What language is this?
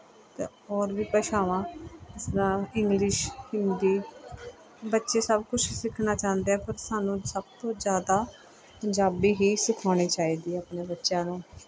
Punjabi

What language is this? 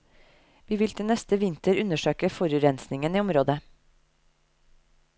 Norwegian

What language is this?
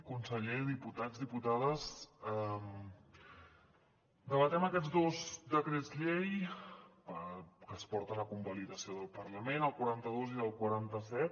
Catalan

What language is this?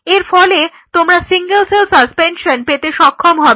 Bangla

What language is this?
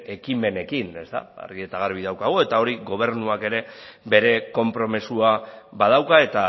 Basque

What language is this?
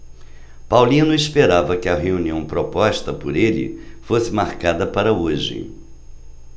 Portuguese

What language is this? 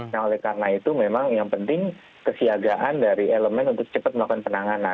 Indonesian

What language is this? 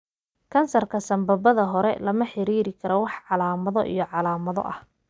Somali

